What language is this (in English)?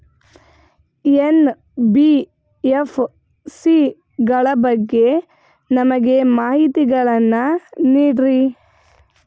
Kannada